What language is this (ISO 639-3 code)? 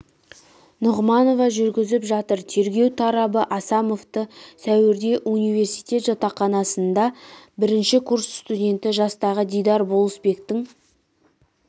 kaz